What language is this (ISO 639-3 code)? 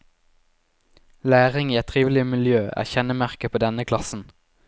nor